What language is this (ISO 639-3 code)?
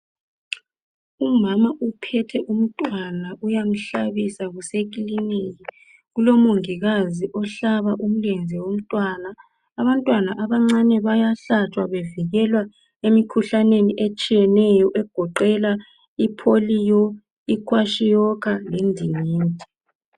nde